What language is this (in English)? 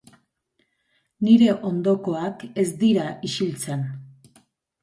Basque